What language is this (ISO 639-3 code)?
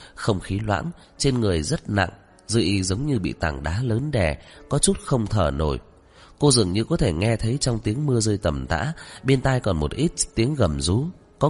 vie